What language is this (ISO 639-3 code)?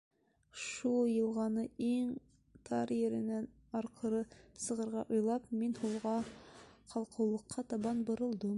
bak